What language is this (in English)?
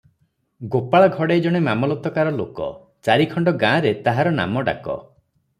Odia